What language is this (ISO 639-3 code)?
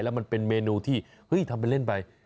tha